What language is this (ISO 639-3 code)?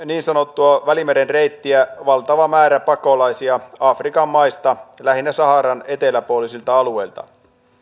fin